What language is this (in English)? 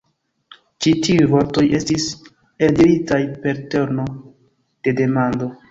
Esperanto